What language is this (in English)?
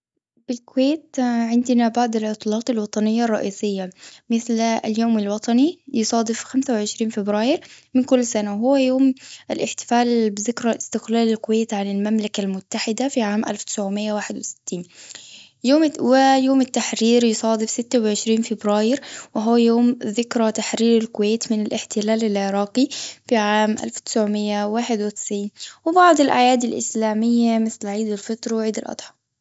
Gulf Arabic